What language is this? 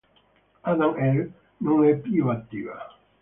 Italian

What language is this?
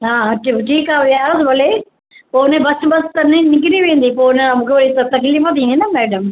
Sindhi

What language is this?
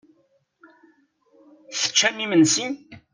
Kabyle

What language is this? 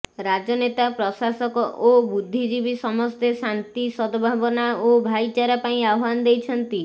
Odia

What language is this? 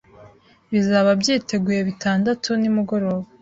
Kinyarwanda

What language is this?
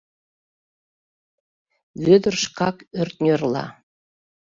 Mari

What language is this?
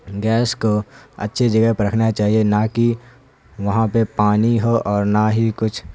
Urdu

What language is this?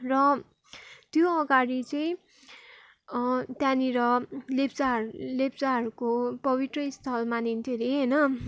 Nepali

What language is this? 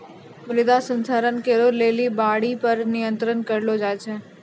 Maithili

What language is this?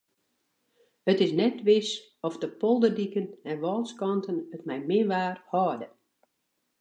Western Frisian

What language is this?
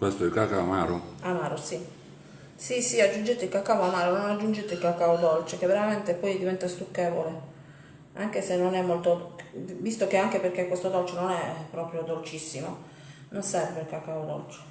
Italian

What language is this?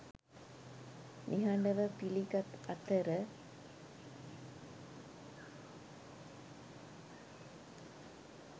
Sinhala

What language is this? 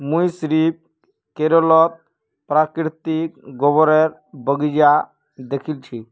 Magahi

